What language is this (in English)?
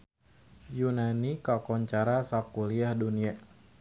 Sundanese